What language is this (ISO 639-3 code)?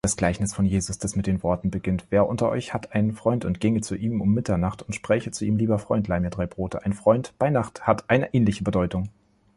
deu